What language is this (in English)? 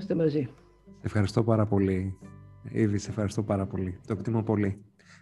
Greek